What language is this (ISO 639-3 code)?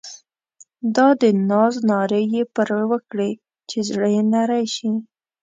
pus